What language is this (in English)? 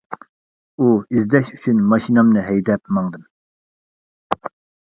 Uyghur